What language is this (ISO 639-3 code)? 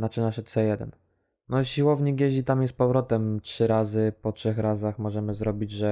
pol